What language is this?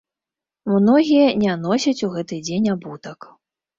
Belarusian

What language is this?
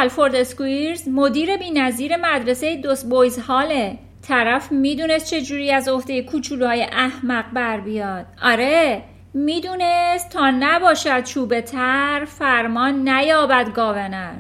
Persian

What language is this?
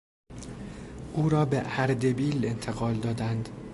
Persian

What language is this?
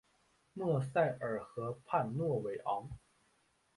Chinese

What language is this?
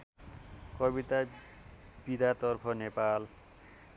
Nepali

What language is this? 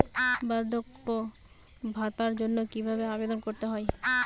Bangla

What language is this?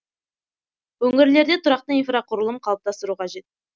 Kazakh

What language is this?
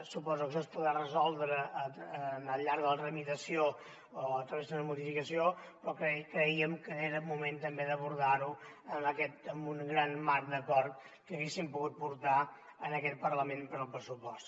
Catalan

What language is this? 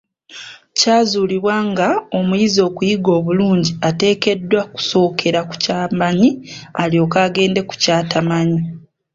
Ganda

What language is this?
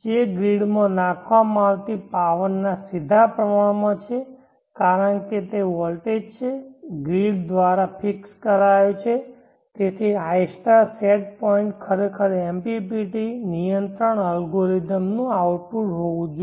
Gujarati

